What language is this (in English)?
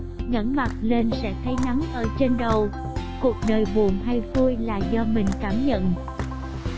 Vietnamese